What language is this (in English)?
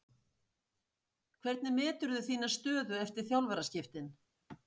Icelandic